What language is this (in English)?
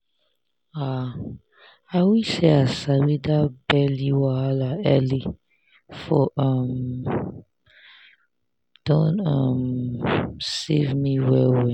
Nigerian Pidgin